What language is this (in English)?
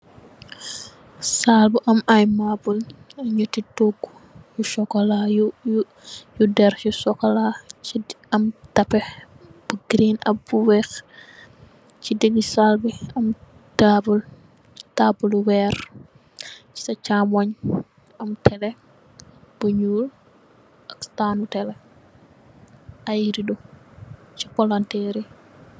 Wolof